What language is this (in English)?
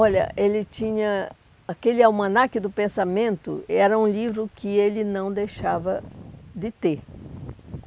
Portuguese